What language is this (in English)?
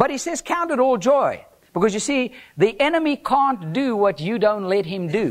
English